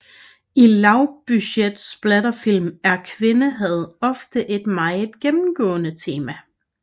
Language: Danish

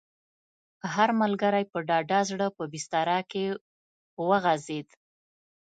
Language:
Pashto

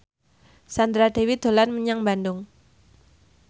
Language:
Javanese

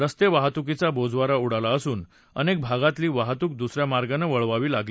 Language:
Marathi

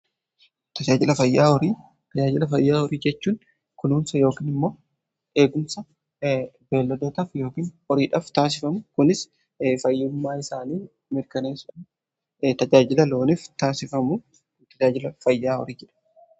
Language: Oromo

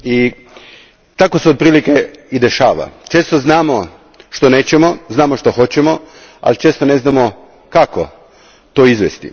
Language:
Croatian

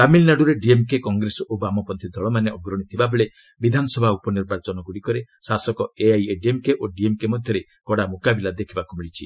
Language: Odia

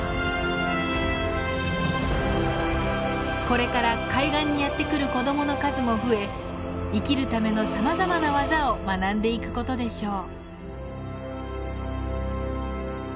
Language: Japanese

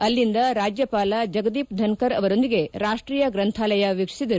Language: Kannada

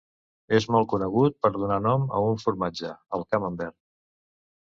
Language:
Catalan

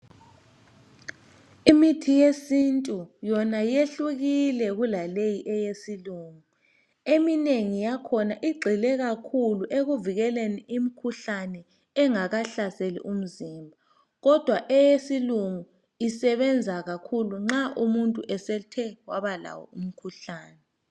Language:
North Ndebele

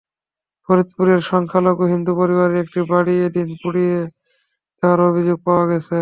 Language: Bangla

